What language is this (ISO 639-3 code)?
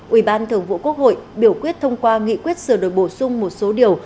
vie